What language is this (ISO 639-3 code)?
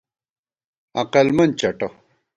gwt